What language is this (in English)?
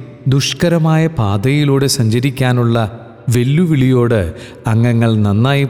Malayalam